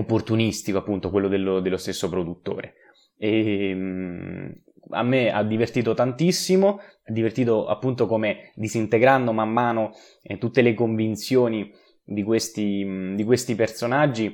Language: Italian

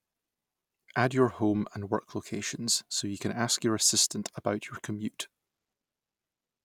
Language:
English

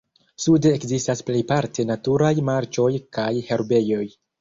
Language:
Esperanto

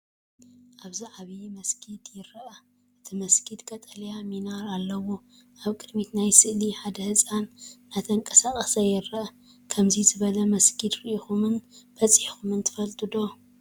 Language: Tigrinya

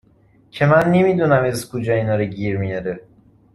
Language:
Persian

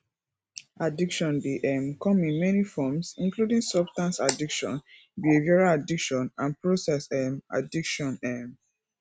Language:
Nigerian Pidgin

